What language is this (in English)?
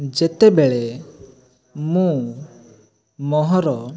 Odia